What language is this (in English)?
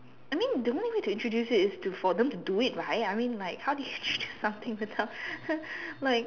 English